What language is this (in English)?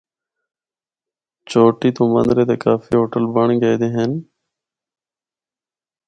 Northern Hindko